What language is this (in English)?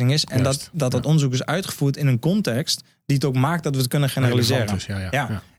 Dutch